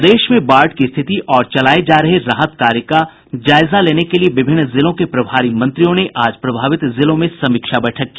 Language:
Hindi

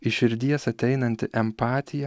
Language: Lithuanian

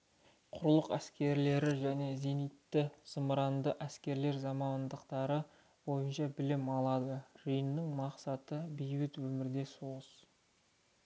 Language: Kazakh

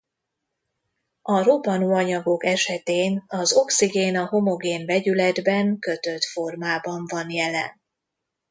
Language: Hungarian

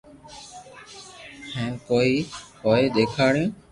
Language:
Loarki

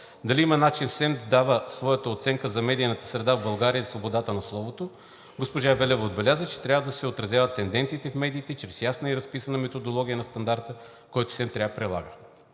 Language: Bulgarian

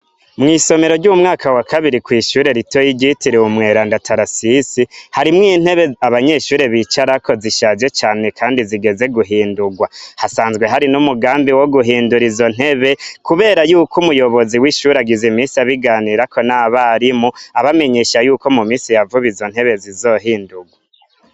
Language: Rundi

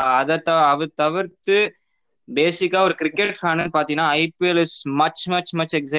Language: Tamil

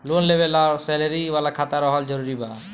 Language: Bhojpuri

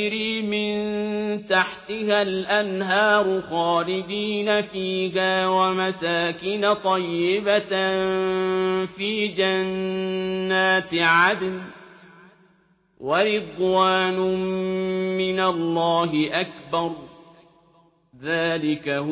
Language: Arabic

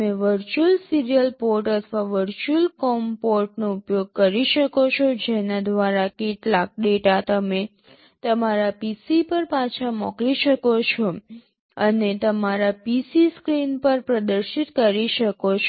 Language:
Gujarati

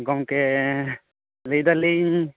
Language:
Santali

